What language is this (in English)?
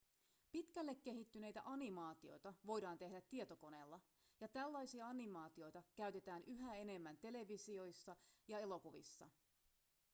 Finnish